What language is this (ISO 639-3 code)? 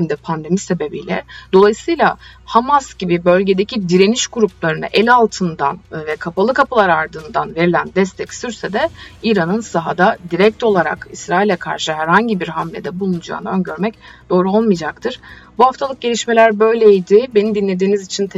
tur